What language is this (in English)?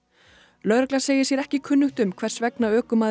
Icelandic